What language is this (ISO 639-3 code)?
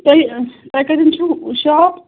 kas